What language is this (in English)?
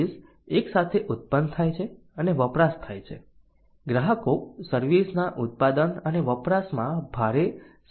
Gujarati